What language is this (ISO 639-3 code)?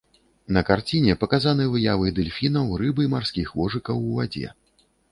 bel